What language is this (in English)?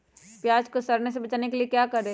Magahi